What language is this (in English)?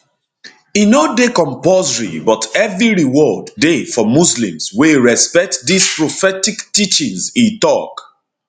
Nigerian Pidgin